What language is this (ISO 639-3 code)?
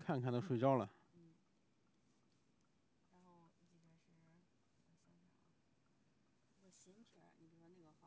zho